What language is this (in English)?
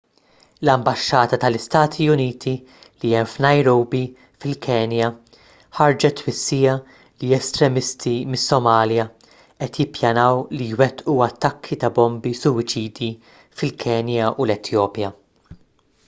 Maltese